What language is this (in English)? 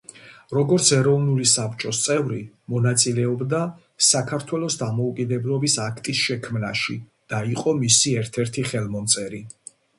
Georgian